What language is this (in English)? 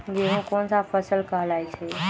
Magahi